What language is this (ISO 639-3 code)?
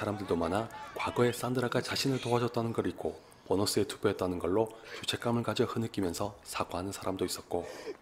kor